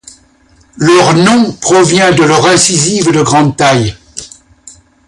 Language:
French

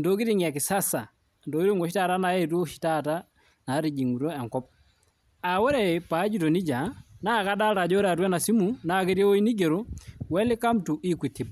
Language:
Masai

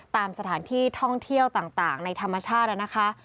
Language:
Thai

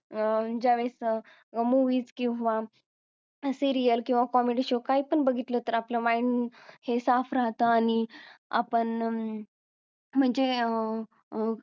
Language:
Marathi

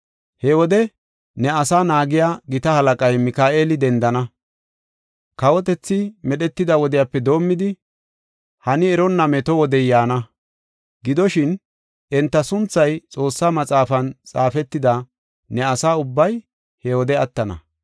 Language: Gofa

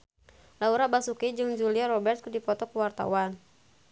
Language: Sundanese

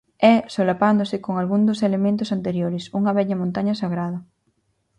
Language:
Galician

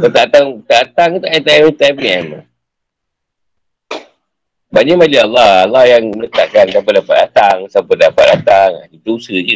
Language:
Malay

